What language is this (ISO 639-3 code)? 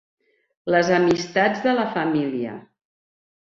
cat